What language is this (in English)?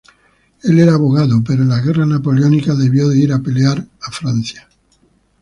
Spanish